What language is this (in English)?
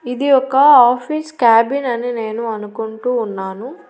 Telugu